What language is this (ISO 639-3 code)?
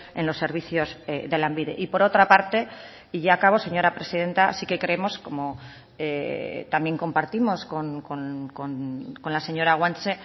spa